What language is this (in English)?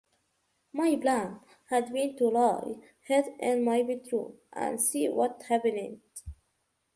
English